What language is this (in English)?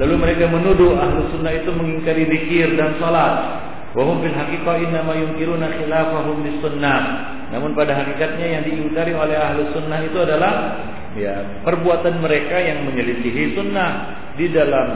Malay